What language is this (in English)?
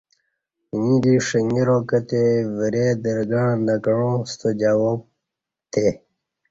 Kati